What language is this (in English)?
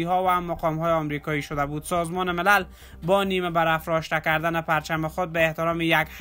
Persian